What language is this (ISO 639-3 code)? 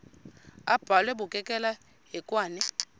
xho